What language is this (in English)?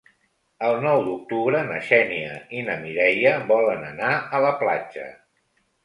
Catalan